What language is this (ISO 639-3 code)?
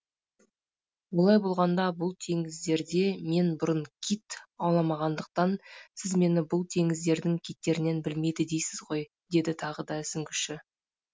kaz